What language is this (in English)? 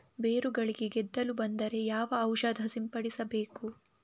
Kannada